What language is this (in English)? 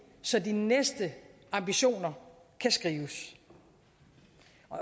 Danish